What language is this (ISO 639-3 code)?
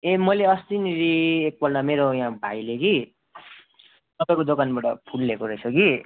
nep